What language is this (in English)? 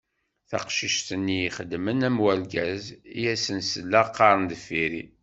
Kabyle